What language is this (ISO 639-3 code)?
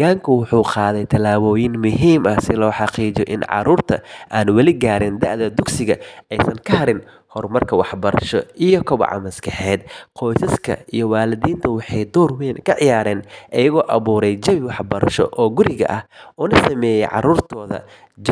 som